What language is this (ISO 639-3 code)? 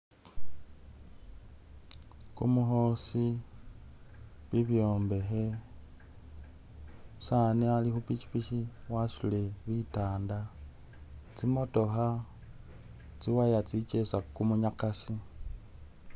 myx